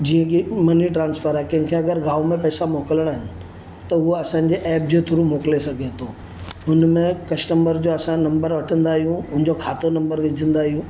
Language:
Sindhi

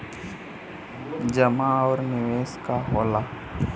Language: Bhojpuri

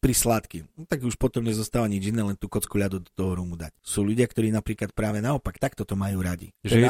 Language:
Slovak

